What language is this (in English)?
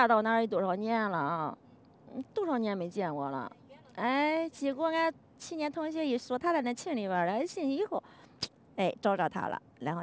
Chinese